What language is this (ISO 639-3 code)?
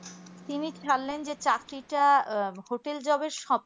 ben